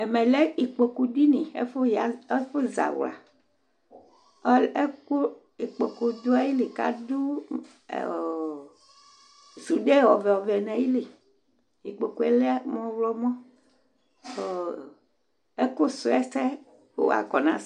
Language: Ikposo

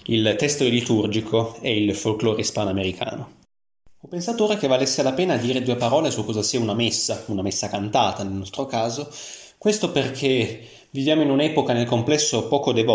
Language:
Italian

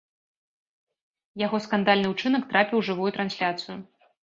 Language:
Belarusian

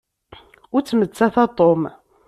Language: Kabyle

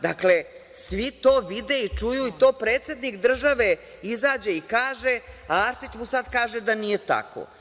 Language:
Serbian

